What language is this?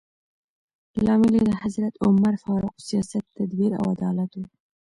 Pashto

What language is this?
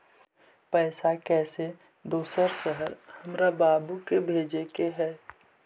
Magahi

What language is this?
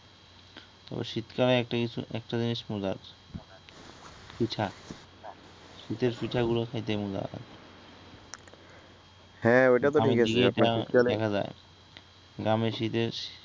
Bangla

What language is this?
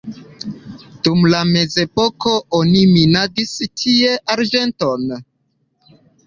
Esperanto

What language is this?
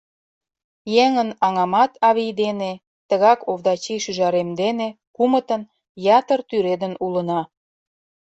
Mari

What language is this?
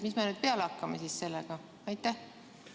Estonian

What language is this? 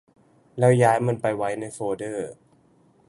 Thai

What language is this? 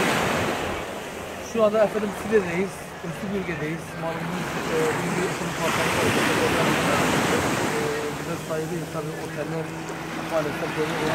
Turkish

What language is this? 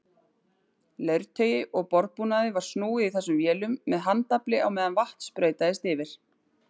Icelandic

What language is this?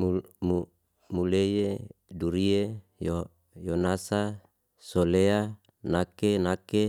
Liana-Seti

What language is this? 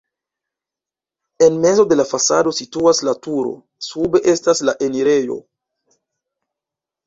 Esperanto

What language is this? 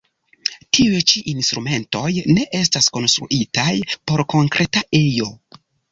Esperanto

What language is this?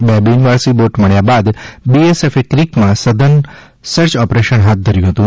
Gujarati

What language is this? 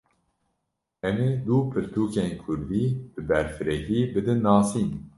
Kurdish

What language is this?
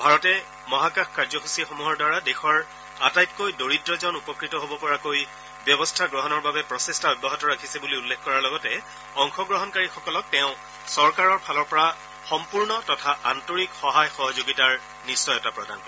Assamese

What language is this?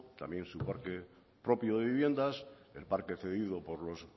Spanish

